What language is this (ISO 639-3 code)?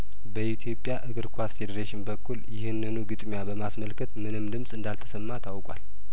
amh